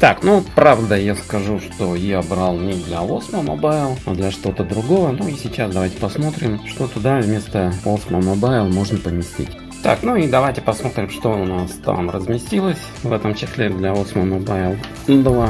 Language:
Russian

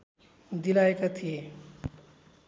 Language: Nepali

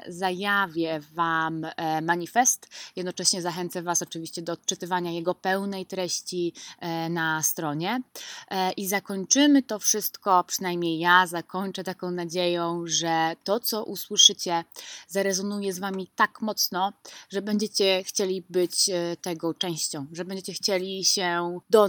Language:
Polish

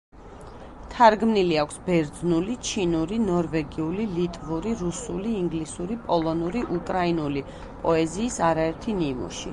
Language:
Georgian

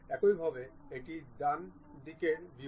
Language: Bangla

